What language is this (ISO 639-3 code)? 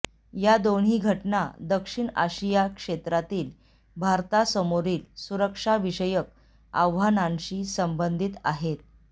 mar